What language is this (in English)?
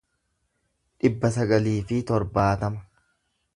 Oromo